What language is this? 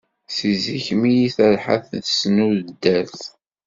Kabyle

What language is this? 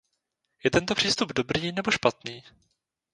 Czech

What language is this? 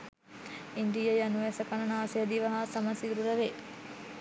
Sinhala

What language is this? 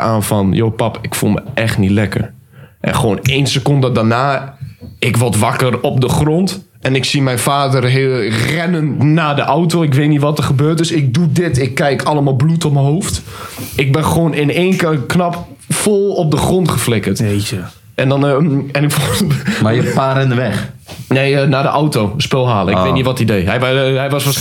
Dutch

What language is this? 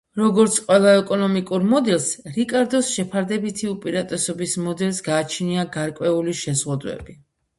Georgian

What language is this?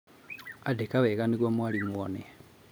Kikuyu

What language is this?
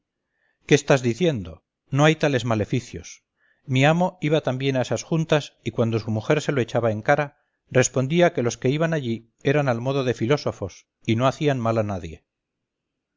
Spanish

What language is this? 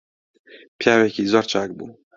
Central Kurdish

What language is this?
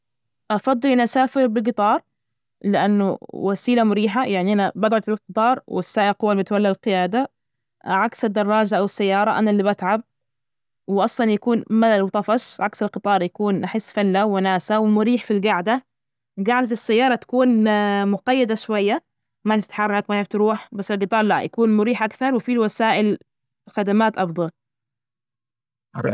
Najdi Arabic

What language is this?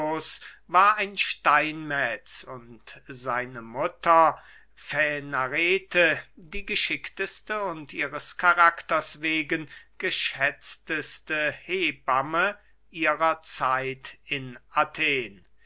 German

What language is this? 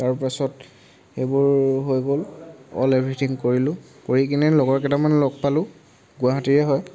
Assamese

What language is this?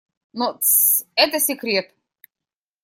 Russian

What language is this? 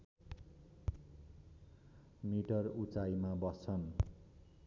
Nepali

